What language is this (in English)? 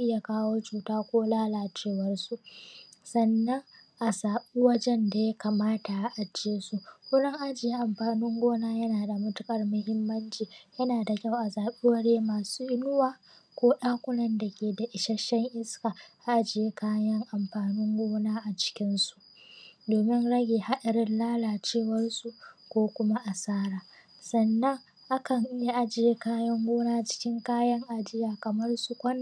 Hausa